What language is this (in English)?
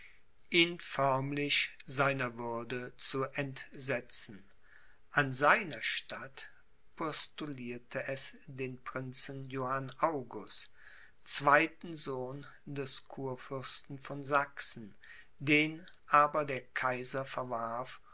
German